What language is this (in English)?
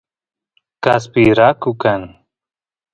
Santiago del Estero Quichua